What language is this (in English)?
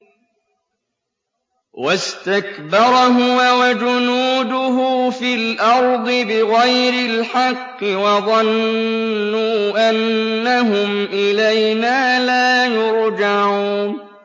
Arabic